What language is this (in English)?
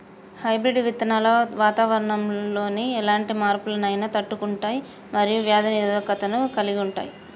Telugu